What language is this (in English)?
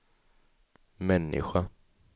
Swedish